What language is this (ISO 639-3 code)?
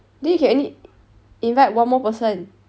eng